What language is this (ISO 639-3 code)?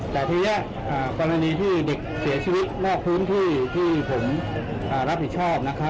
tha